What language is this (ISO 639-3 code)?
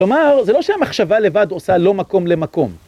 heb